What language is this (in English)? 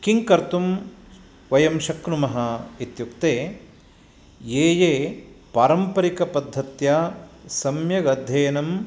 Sanskrit